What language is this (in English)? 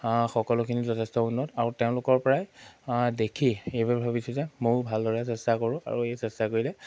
Assamese